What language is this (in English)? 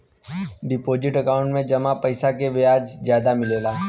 Bhojpuri